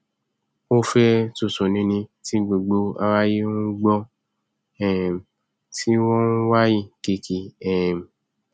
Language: Yoruba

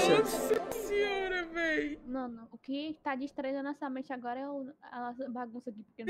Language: Portuguese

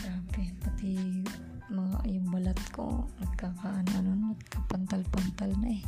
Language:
Filipino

